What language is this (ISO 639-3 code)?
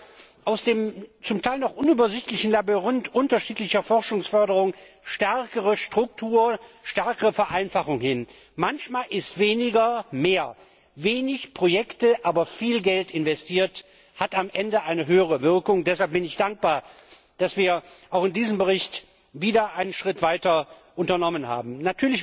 deu